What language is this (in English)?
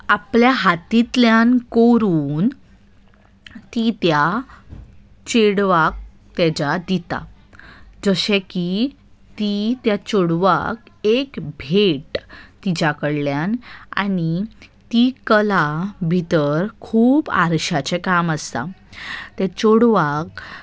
Konkani